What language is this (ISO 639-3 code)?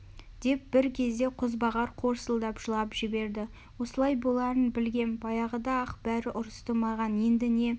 kaz